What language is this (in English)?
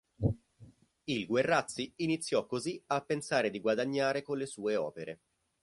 Italian